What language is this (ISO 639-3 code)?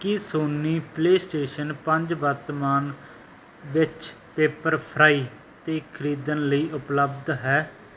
pan